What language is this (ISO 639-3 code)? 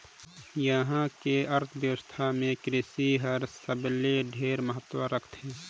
hne